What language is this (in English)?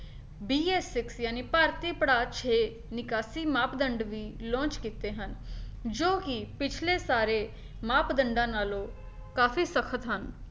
Punjabi